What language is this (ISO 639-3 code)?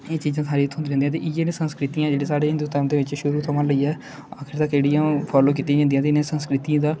doi